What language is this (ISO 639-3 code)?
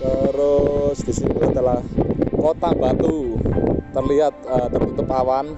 ind